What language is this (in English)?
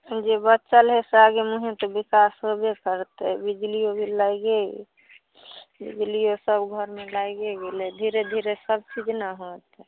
Maithili